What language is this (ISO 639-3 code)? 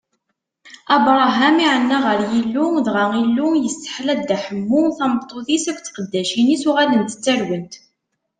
kab